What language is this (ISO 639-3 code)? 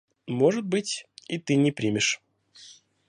rus